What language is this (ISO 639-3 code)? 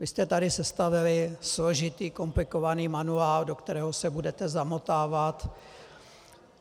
ces